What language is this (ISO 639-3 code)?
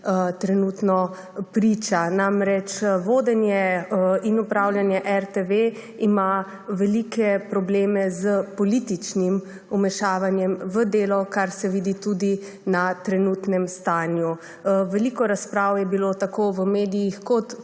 slv